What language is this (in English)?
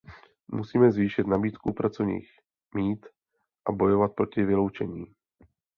Czech